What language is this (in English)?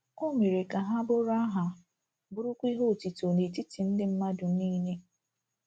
Igbo